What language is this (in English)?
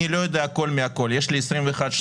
Hebrew